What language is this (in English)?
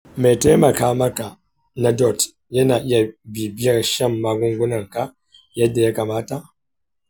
Hausa